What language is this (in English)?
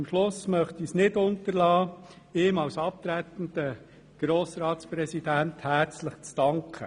Swiss German